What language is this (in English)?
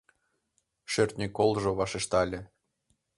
Mari